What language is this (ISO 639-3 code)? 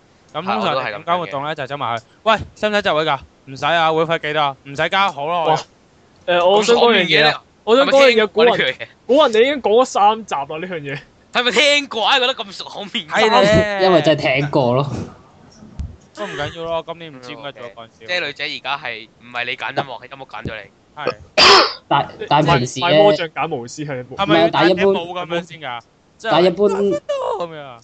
zho